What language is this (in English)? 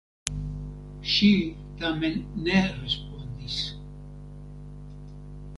Esperanto